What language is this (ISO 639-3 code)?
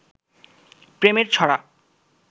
ben